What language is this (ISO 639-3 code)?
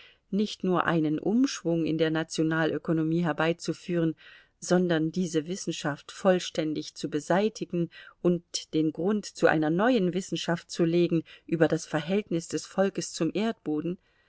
deu